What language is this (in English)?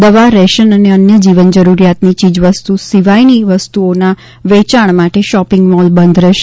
Gujarati